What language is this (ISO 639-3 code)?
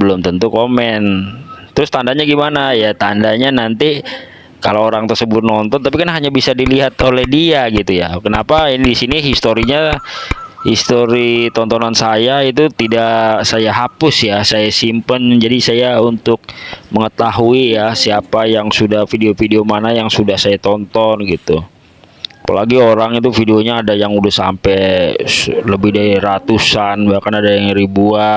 ind